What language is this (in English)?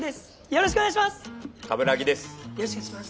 Japanese